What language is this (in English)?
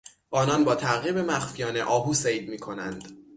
Persian